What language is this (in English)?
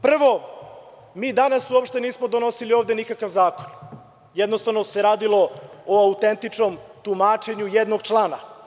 Serbian